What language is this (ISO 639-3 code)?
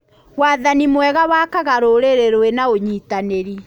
kik